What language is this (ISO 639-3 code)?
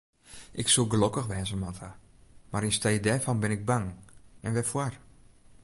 fry